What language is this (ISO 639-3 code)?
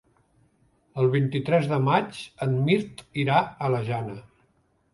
cat